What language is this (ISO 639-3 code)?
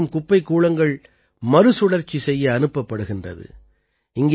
tam